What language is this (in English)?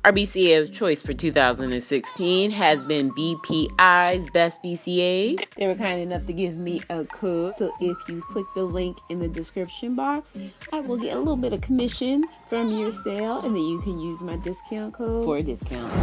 English